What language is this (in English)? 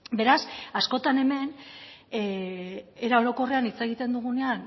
Basque